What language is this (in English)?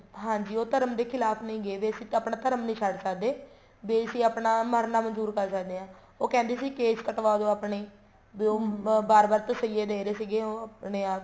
Punjabi